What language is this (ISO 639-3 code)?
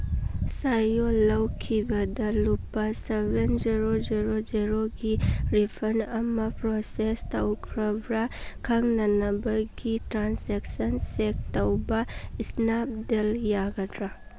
mni